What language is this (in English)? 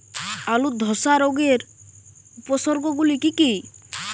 Bangla